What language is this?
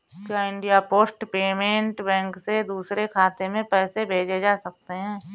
Hindi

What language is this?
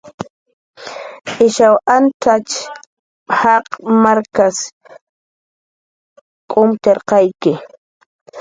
Jaqaru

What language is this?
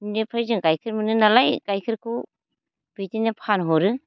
Bodo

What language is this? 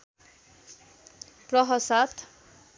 Nepali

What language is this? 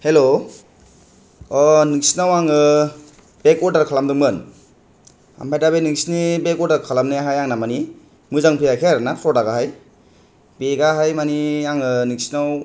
Bodo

